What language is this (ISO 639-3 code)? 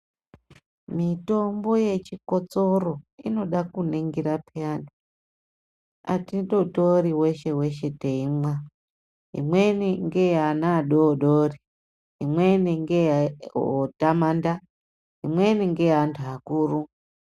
ndc